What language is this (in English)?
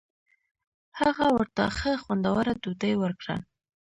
Pashto